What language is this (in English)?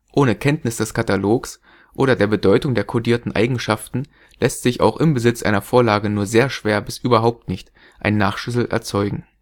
German